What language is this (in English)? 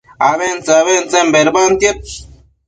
Matsés